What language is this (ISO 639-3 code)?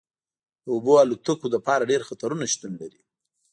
pus